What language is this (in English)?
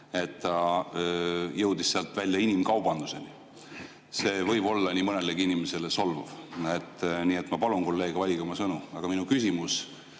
Estonian